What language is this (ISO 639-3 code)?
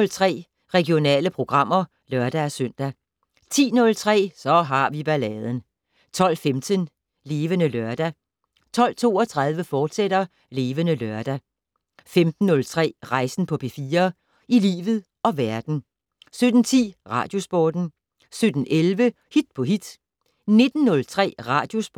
dan